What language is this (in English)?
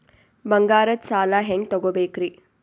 Kannada